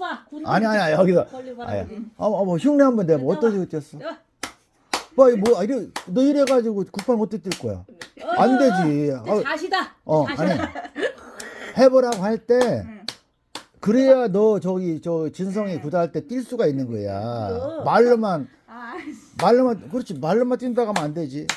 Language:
Korean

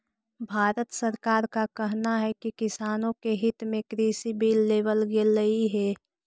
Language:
Magahi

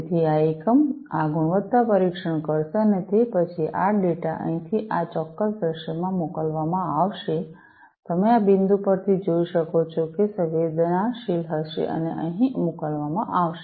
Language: Gujarati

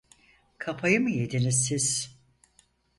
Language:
Turkish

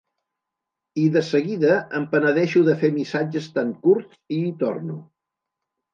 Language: Catalan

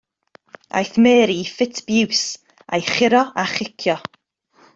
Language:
Welsh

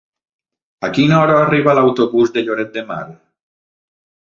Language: Catalan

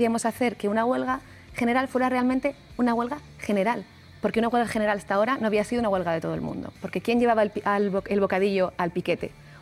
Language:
Spanish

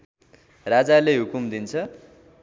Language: Nepali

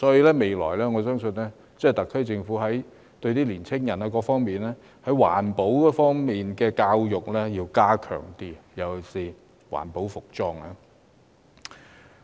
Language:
Cantonese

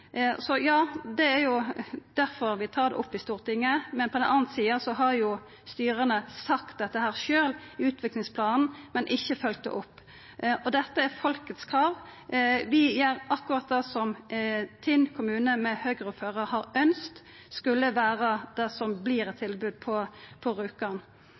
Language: Norwegian Nynorsk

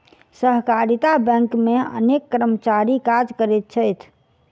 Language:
Maithili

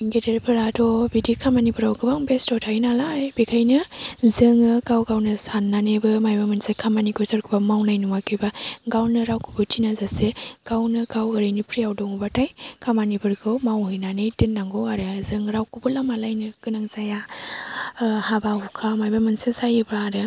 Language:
Bodo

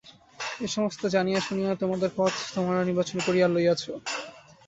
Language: Bangla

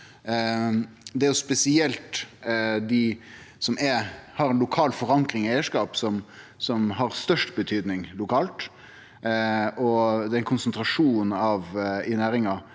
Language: Norwegian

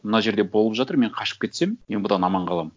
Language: Kazakh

